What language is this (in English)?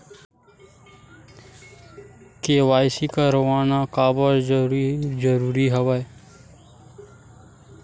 Chhattisgarhi